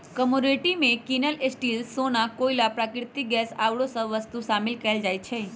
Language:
Magahi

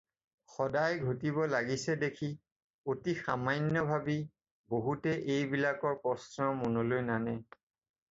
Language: Assamese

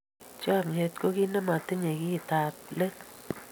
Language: Kalenjin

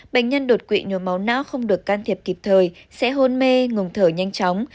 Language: Vietnamese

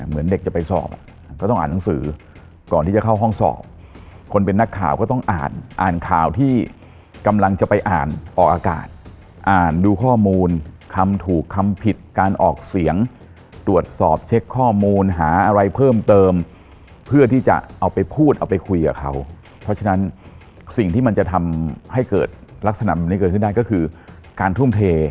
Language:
Thai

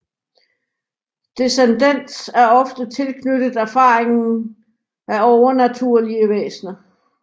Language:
Danish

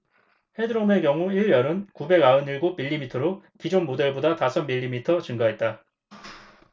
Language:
Korean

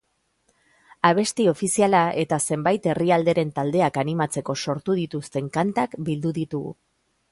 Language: Basque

